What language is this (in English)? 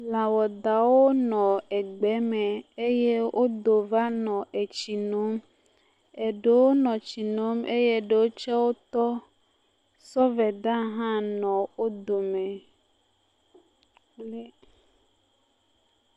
Ewe